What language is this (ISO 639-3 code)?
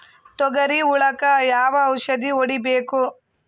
kan